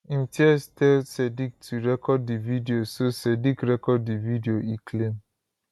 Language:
Nigerian Pidgin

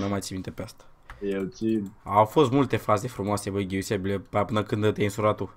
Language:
Romanian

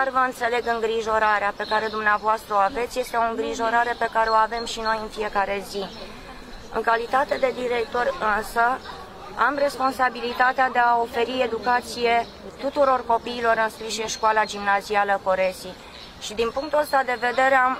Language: Romanian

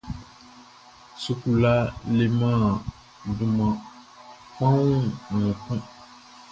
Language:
Baoulé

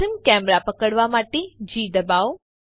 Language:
Gujarati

